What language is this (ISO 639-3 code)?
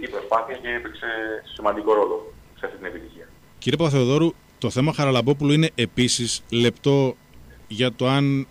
ell